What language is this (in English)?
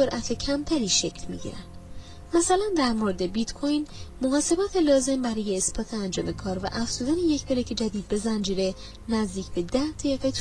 Persian